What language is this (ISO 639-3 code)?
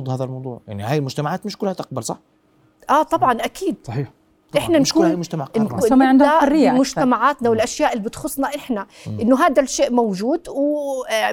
ara